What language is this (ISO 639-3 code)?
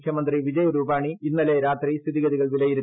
mal